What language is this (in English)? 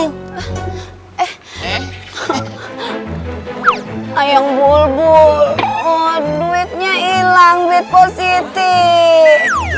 Indonesian